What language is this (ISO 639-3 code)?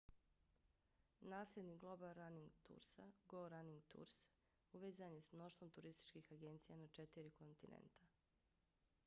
bos